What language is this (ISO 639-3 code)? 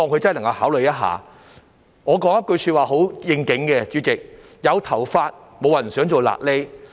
yue